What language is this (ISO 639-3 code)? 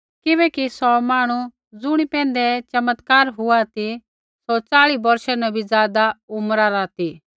kfx